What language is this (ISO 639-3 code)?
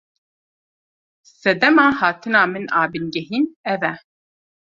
kur